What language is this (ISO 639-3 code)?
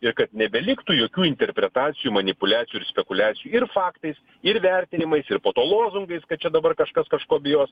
lit